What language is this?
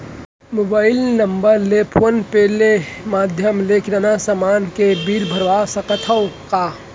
Chhattisgarhi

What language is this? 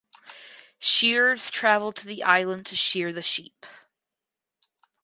English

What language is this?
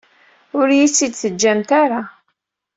Kabyle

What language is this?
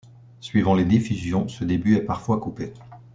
French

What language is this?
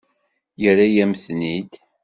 Kabyle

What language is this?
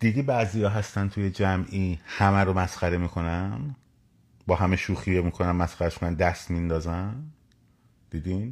Persian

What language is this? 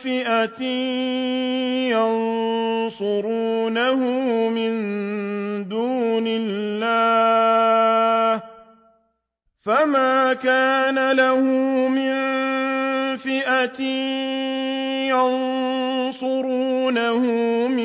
Arabic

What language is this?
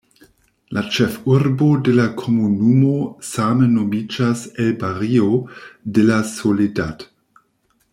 Esperanto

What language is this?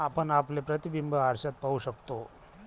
Marathi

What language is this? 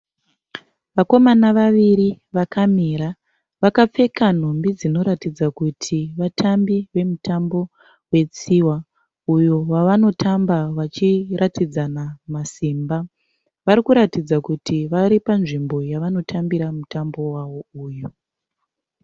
Shona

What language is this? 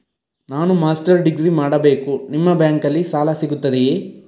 Kannada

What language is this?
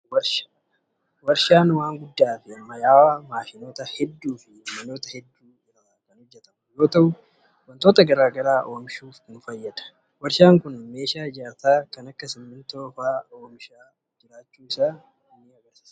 Oromo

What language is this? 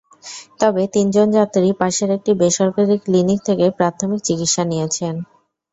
Bangla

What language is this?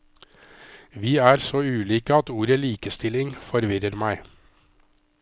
Norwegian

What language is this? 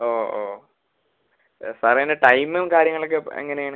Malayalam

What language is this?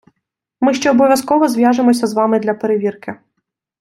Ukrainian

